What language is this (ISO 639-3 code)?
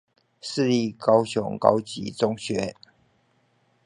zho